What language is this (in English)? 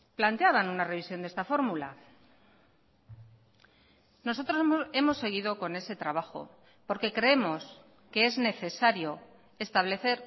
Spanish